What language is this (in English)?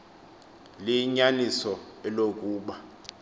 Xhosa